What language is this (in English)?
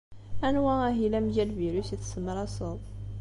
Kabyle